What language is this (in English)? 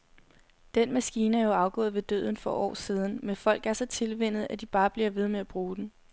Danish